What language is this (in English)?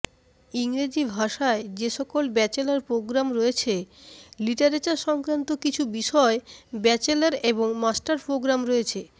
Bangla